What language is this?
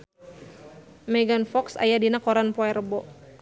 Sundanese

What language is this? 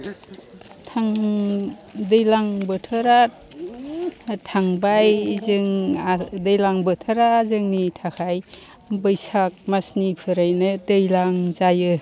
Bodo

